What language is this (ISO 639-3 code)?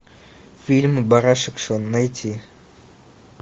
rus